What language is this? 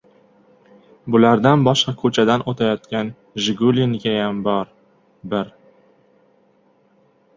Uzbek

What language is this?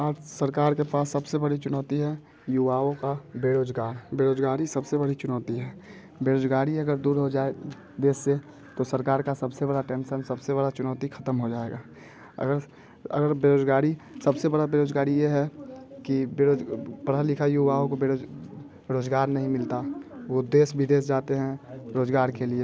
Hindi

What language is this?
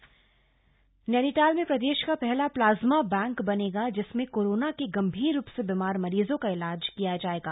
Hindi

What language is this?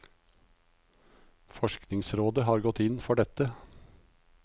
Norwegian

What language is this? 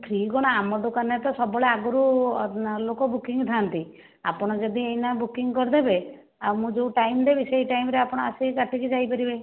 Odia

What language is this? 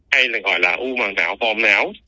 Vietnamese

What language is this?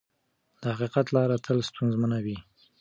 Pashto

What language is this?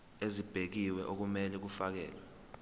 Zulu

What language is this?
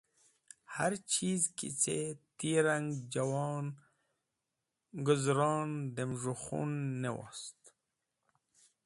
Wakhi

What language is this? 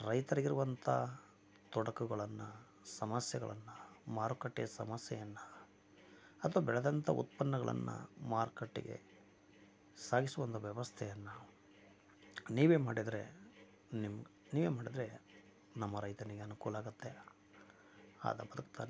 Kannada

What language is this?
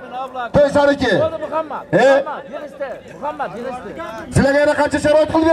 Turkish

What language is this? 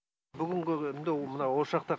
Kazakh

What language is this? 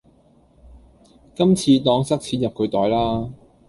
Cantonese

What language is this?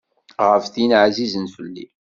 Kabyle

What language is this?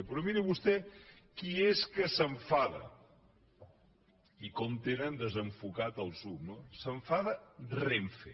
Catalan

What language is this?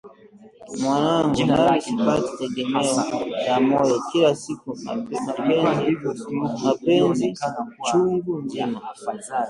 Swahili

